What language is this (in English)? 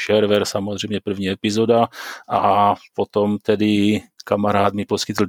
Czech